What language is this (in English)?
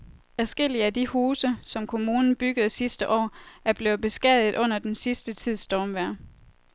Danish